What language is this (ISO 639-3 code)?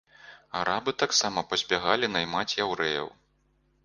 bel